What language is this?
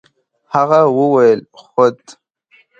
Pashto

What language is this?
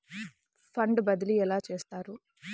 Telugu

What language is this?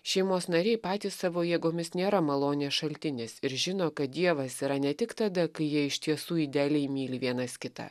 Lithuanian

